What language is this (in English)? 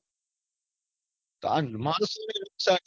Gujarati